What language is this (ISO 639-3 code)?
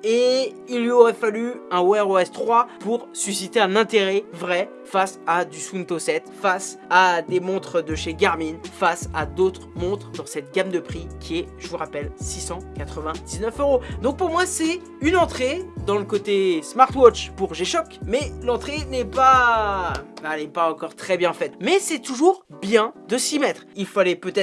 fra